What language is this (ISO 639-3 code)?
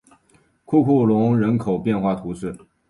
zho